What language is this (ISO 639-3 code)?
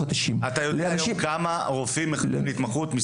heb